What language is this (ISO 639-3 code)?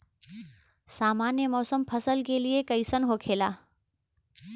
bho